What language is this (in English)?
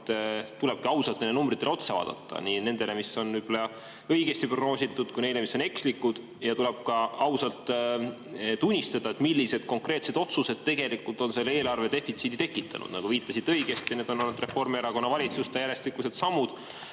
Estonian